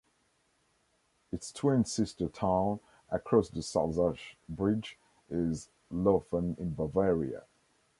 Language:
English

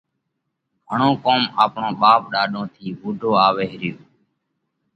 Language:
Parkari Koli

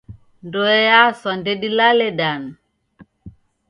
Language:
Taita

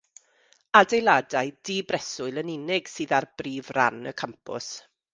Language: Welsh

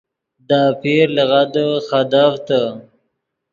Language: Yidgha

